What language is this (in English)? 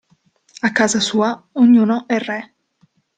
Italian